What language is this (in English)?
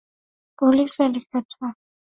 Swahili